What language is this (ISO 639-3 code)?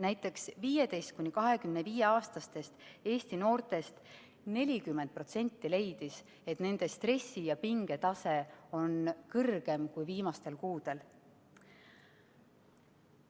est